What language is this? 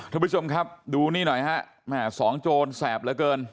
Thai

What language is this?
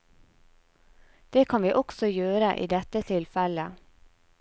Norwegian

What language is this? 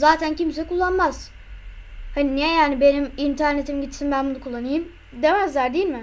Turkish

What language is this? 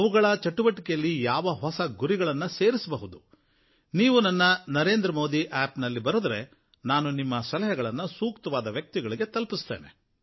Kannada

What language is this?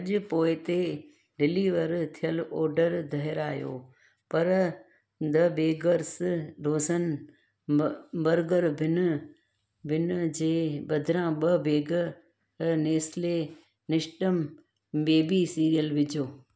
Sindhi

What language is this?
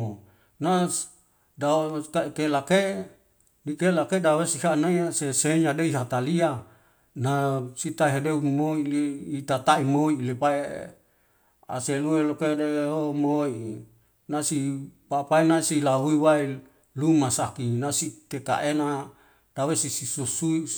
Wemale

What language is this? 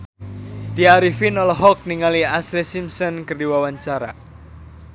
Sundanese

